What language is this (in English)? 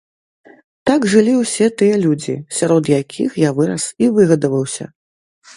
Belarusian